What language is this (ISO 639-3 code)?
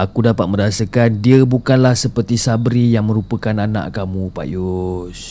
msa